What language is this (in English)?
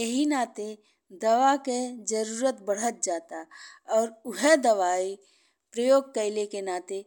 Bhojpuri